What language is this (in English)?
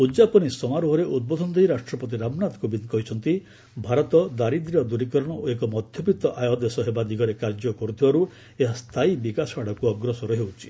Odia